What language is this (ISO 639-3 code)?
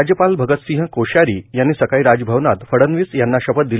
mar